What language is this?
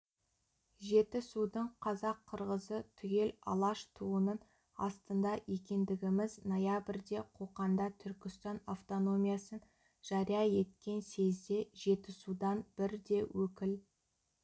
Kazakh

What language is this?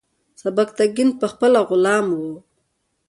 Pashto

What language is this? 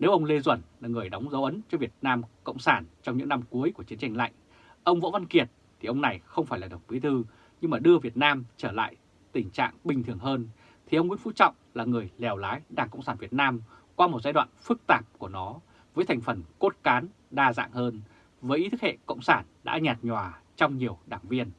Vietnamese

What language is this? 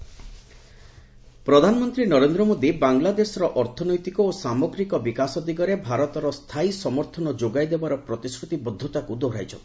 Odia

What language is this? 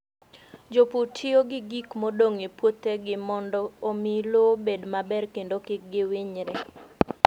Luo (Kenya and Tanzania)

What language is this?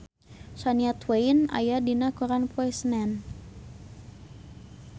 Sundanese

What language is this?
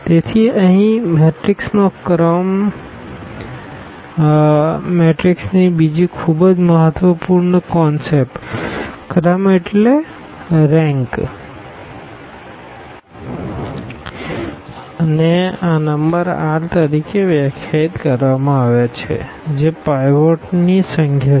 Gujarati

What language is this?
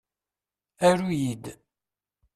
Kabyle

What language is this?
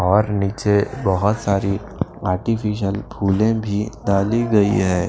Hindi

